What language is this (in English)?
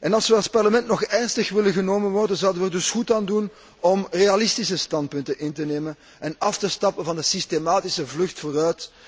Dutch